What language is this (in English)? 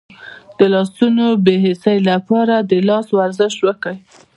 Pashto